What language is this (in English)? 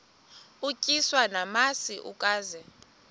Xhosa